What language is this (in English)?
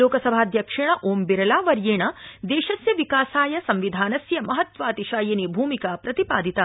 Sanskrit